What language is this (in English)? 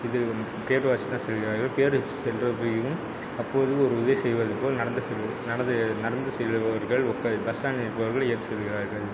Tamil